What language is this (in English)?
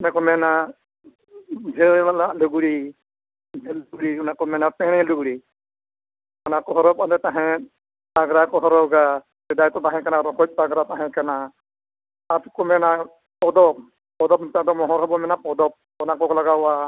Santali